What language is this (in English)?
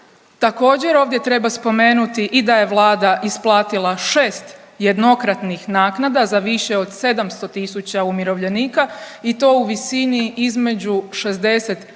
Croatian